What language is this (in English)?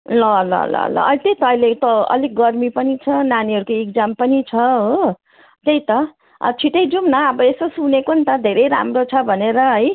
Nepali